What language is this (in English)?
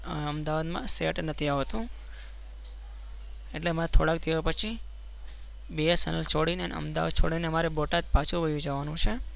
Gujarati